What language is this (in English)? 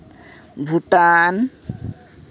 Santali